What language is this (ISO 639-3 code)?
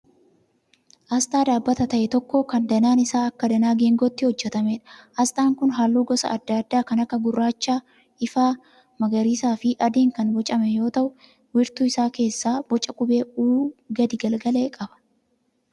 orm